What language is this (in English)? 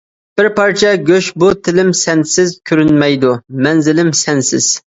Uyghur